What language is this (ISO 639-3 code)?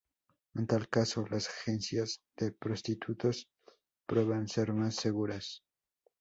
spa